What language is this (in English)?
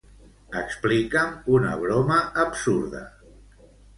Catalan